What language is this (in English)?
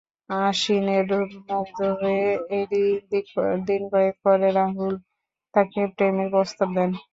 Bangla